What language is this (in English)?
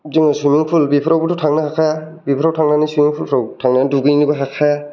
Bodo